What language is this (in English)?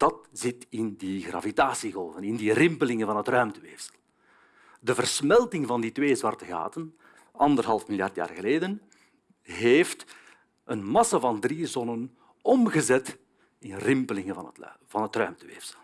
Dutch